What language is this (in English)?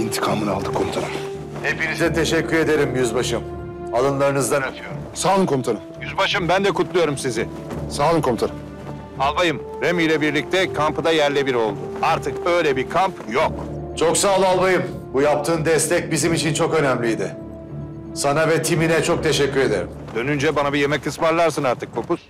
Turkish